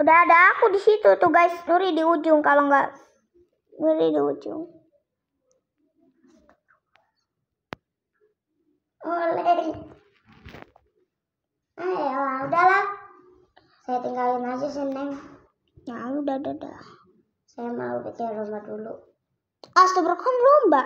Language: Indonesian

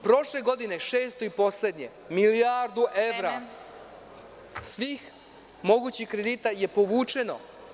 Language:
Serbian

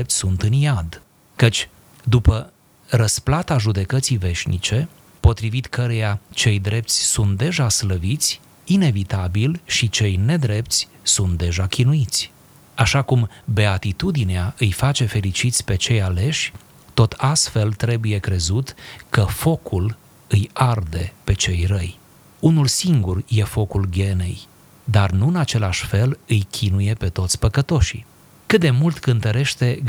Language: Romanian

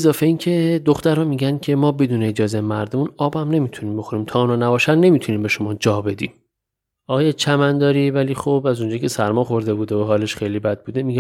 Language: Persian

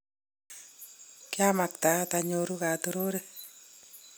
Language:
Kalenjin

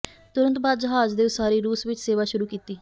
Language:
Punjabi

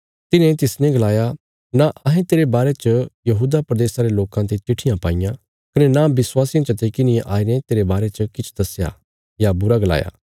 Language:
Bilaspuri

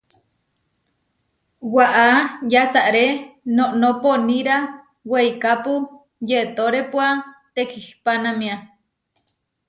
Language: Huarijio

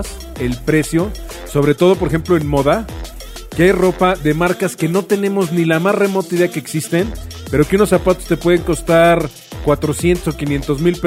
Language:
Spanish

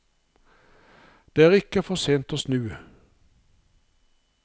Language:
Norwegian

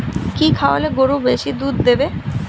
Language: Bangla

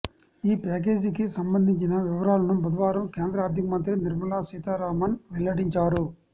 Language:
Telugu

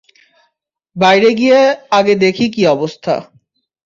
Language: Bangla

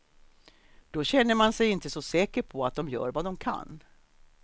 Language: Swedish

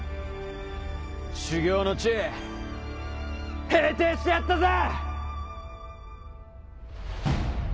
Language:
Japanese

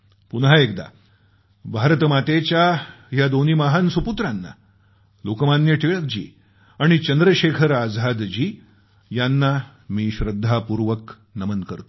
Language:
Marathi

